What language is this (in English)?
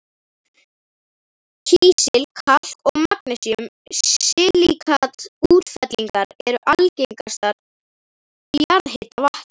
Icelandic